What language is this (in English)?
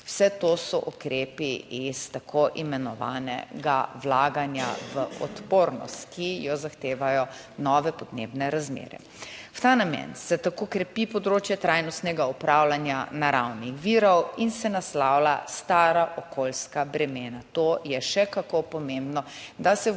Slovenian